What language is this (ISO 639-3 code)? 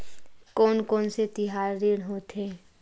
hne